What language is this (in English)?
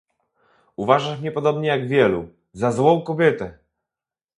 Polish